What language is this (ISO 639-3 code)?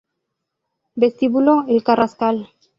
spa